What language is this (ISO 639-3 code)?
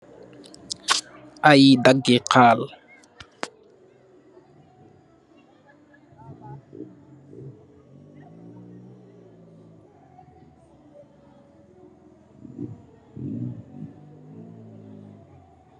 wol